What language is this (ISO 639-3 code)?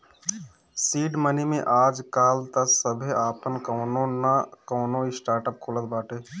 bho